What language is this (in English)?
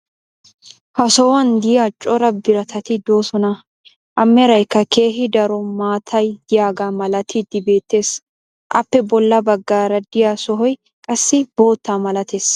Wolaytta